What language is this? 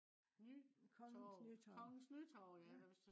Danish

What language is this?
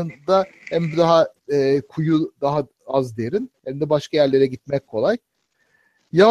Turkish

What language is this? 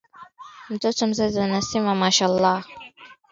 Swahili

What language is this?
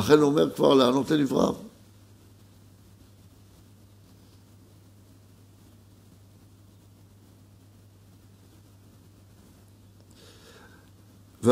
Hebrew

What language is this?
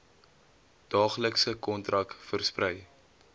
Afrikaans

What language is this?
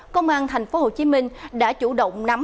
Vietnamese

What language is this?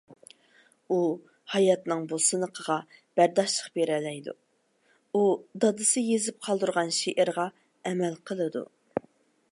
Uyghur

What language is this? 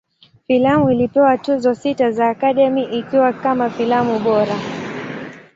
Swahili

